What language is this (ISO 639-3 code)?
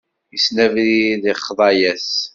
kab